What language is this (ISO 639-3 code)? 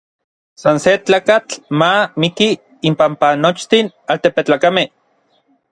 nlv